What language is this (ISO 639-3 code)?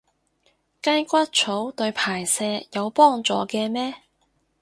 yue